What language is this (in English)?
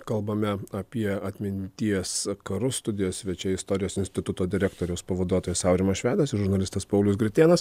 Lithuanian